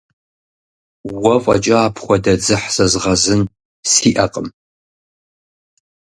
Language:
Kabardian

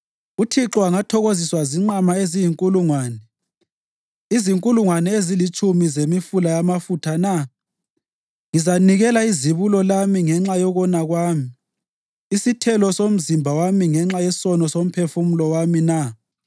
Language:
North Ndebele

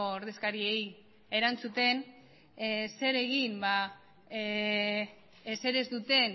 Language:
Basque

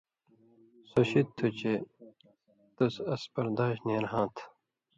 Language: Indus Kohistani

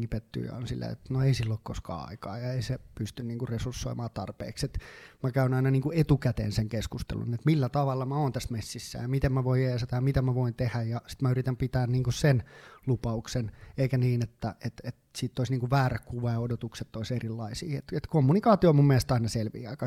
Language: Finnish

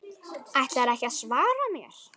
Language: Icelandic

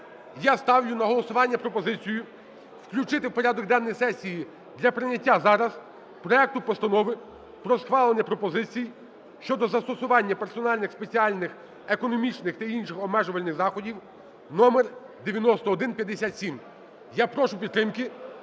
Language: Ukrainian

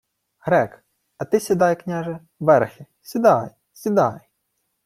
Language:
Ukrainian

